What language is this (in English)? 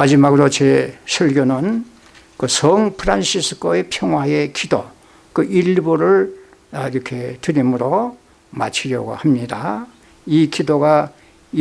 Korean